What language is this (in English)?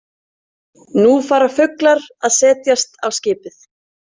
Icelandic